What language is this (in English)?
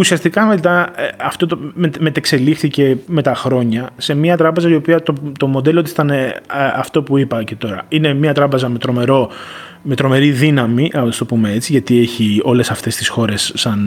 Greek